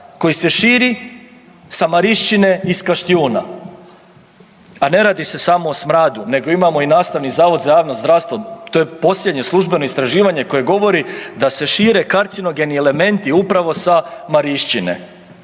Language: Croatian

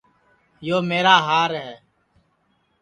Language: Sansi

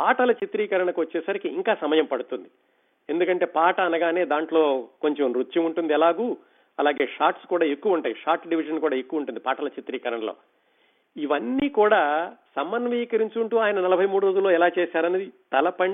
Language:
Telugu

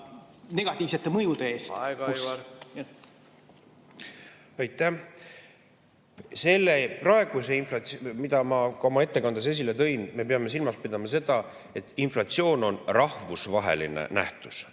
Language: Estonian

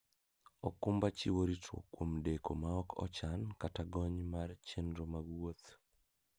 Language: Luo (Kenya and Tanzania)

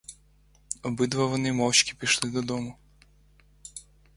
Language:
Ukrainian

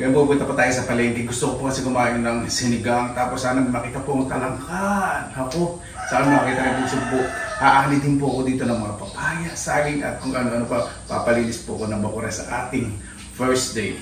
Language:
Filipino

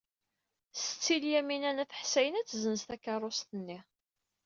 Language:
Kabyle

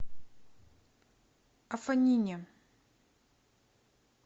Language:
Russian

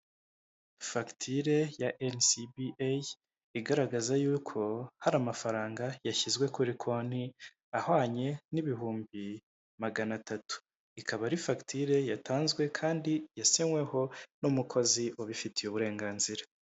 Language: Kinyarwanda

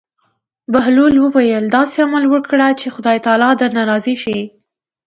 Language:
Pashto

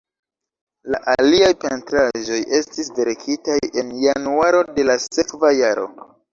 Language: Esperanto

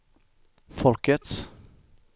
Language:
Swedish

